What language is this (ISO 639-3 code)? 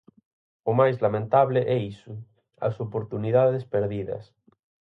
glg